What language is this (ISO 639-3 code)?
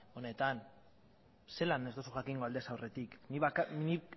eus